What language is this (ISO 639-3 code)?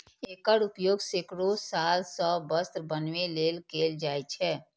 mai